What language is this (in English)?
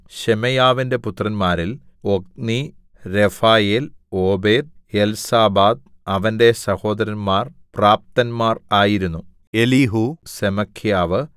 Malayalam